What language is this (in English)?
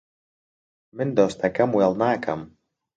Central Kurdish